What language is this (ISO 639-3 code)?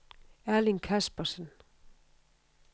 dan